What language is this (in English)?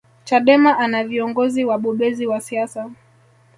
Swahili